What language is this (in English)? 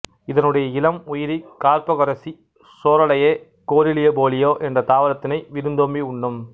Tamil